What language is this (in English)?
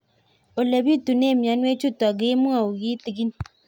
Kalenjin